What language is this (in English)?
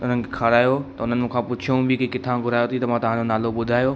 Sindhi